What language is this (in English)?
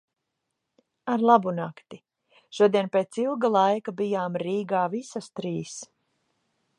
Latvian